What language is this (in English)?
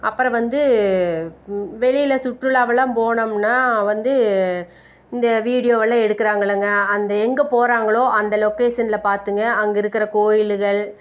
Tamil